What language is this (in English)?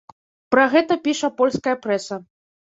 Belarusian